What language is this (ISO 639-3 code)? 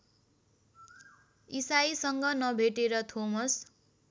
nep